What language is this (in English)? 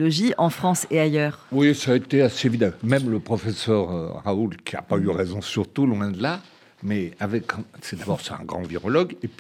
French